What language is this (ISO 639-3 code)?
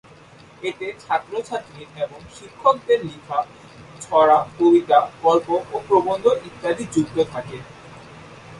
ben